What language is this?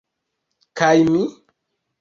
Esperanto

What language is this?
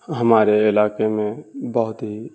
Urdu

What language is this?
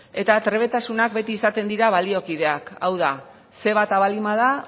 Basque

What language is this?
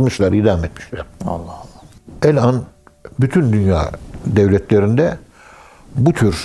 Turkish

